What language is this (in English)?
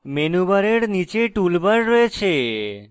Bangla